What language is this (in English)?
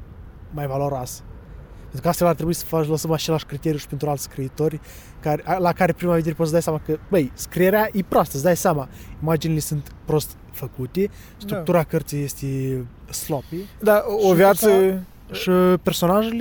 Romanian